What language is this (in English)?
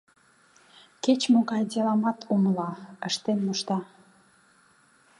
Mari